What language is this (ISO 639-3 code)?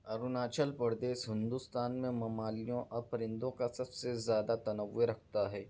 urd